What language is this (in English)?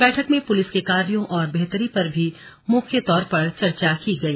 Hindi